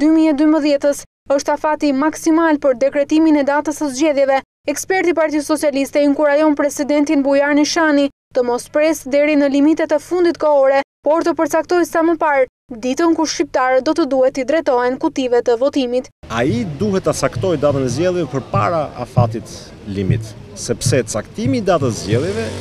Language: Romanian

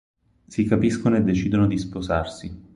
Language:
Italian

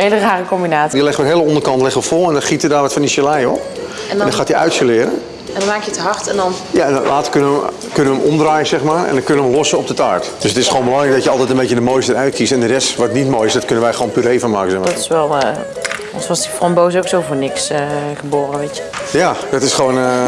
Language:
Dutch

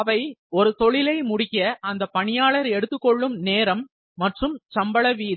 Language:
Tamil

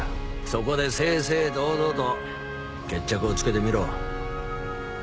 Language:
Japanese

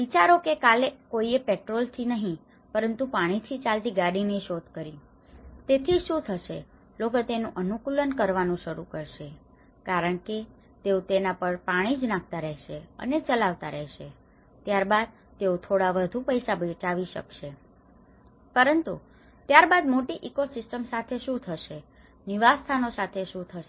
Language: Gujarati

